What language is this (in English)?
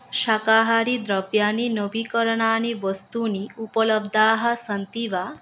Sanskrit